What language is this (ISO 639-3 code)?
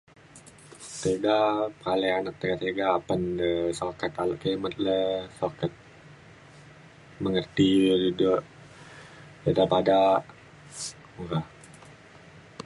xkl